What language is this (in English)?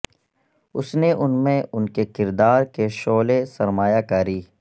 Urdu